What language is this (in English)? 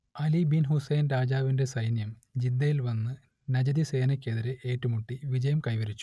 Malayalam